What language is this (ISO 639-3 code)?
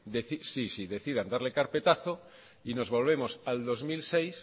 spa